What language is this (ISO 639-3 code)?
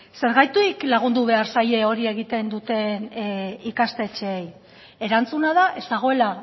eus